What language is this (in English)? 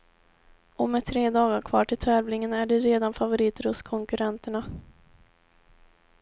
Swedish